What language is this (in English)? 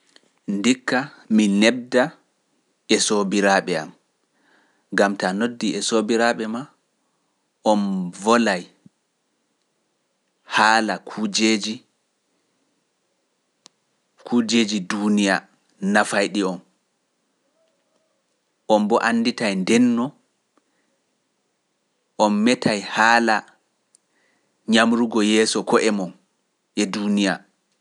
Pular